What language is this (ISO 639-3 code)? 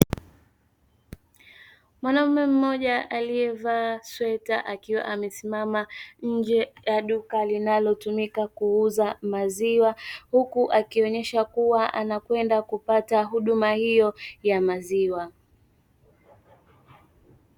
swa